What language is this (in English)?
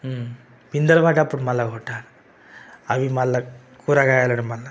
Telugu